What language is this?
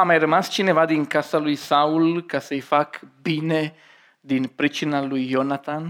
Romanian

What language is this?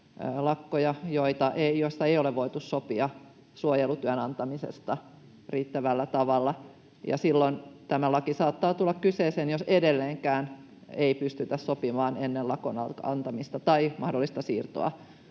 Finnish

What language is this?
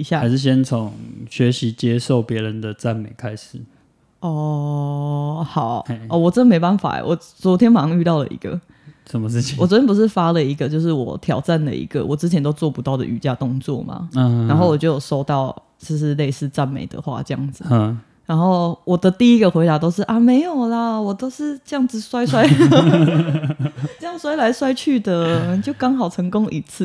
Chinese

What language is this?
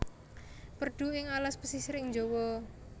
Javanese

